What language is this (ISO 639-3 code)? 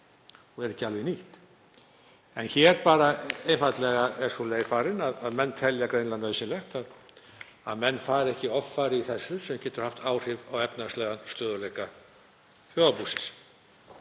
isl